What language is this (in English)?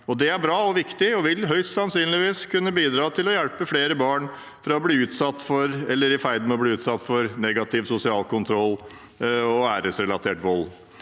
Norwegian